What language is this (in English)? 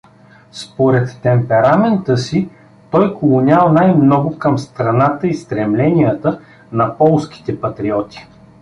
Bulgarian